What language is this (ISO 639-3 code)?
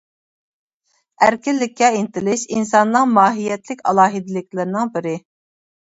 uig